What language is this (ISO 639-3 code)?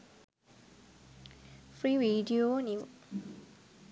sin